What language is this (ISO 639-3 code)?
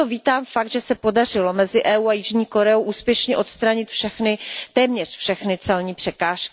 ces